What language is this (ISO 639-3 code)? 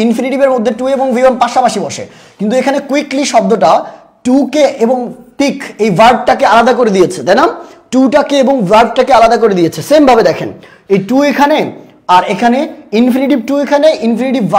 ben